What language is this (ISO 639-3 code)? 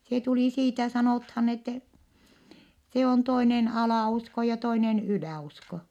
fin